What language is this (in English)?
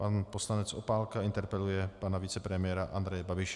Czech